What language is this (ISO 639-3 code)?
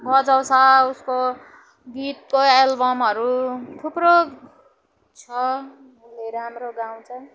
nep